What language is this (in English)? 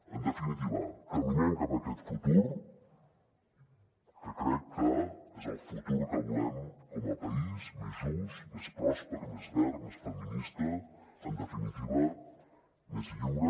Catalan